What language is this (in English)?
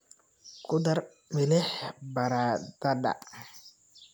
Somali